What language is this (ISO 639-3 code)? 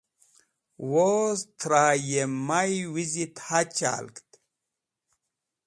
wbl